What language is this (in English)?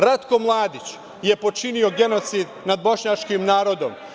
Serbian